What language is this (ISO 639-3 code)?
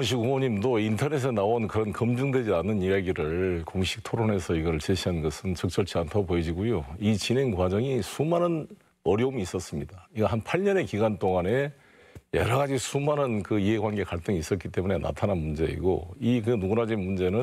kor